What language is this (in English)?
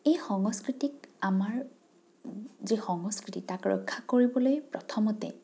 Assamese